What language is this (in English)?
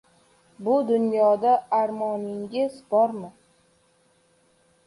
Uzbek